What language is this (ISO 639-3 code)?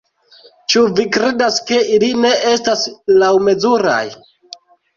epo